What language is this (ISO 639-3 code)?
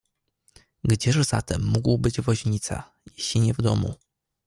pol